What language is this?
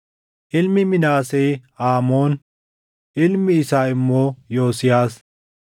Oromo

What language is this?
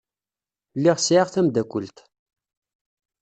Kabyle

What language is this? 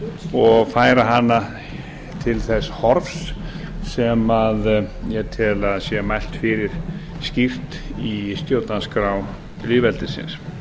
Icelandic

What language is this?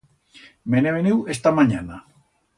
Aragonese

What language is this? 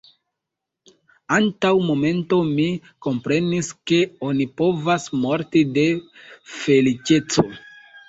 Esperanto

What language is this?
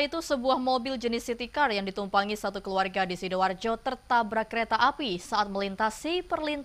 Indonesian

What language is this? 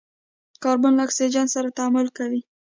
Pashto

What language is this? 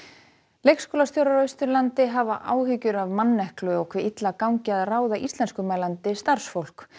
Icelandic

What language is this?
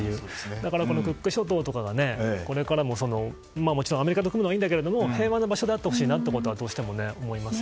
Japanese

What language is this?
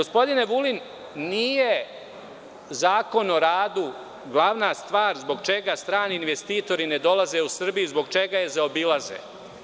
Serbian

